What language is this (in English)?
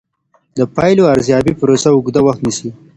Pashto